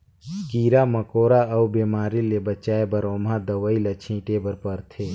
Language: Chhattisgarhi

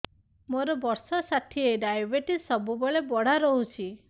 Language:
Odia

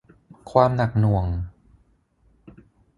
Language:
Thai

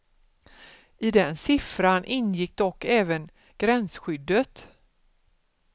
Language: Swedish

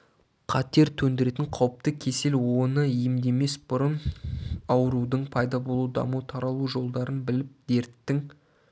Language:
Kazakh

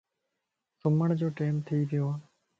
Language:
Lasi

